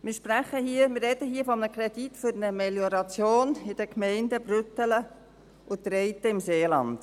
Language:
Swiss German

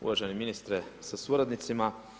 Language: Croatian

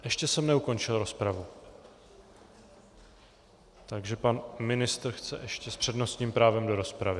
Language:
Czech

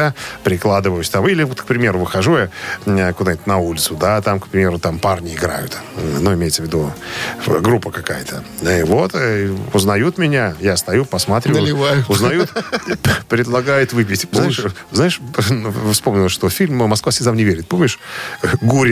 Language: Russian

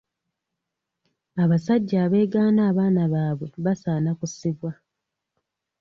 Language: Ganda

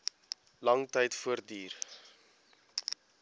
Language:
Afrikaans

